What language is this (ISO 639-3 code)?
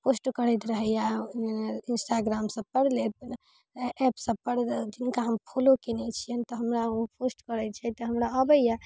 mai